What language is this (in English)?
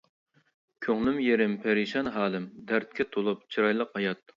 Uyghur